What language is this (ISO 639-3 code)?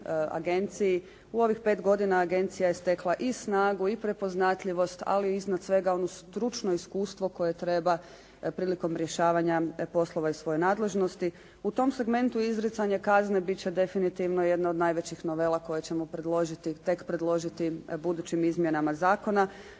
hrv